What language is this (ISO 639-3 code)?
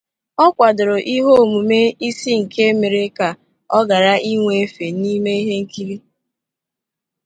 ibo